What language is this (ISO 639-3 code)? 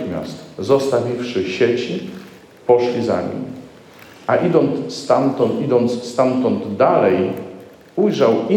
pol